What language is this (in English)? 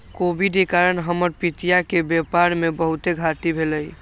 Magahi